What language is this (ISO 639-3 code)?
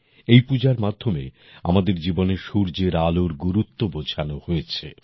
ben